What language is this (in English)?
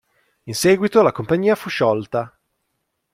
Italian